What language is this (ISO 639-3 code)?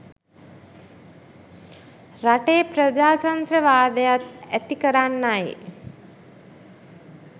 sin